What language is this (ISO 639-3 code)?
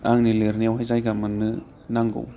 brx